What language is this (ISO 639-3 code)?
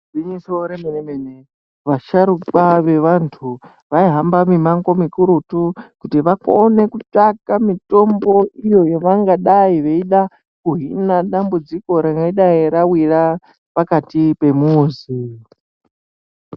ndc